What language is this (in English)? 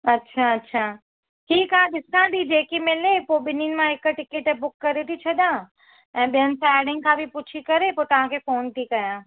Sindhi